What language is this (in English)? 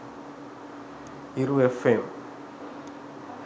Sinhala